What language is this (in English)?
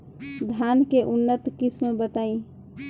Bhojpuri